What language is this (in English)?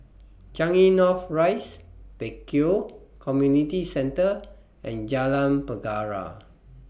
English